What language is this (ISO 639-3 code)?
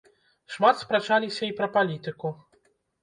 bel